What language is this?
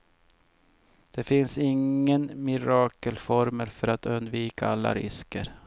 Swedish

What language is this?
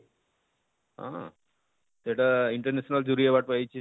Odia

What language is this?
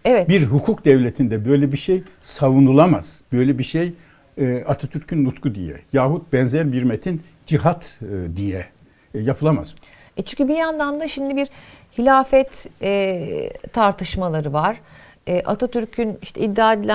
Turkish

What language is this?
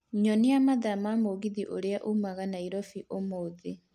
Kikuyu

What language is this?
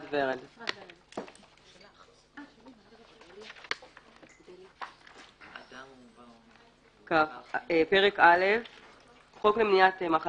Hebrew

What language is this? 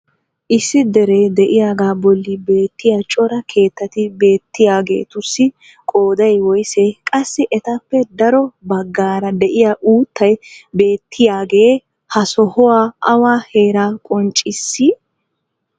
Wolaytta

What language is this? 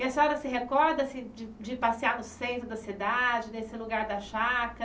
Portuguese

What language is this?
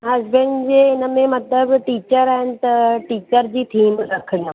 Sindhi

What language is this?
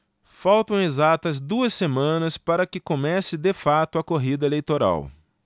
Portuguese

